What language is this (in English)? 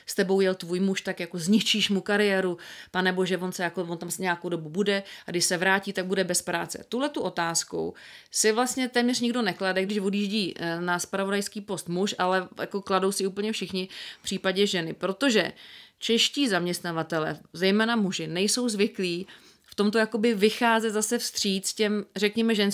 Czech